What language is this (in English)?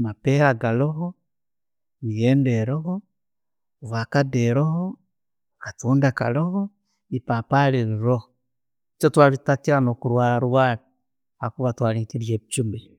Tooro